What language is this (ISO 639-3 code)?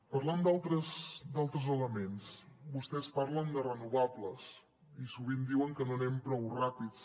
cat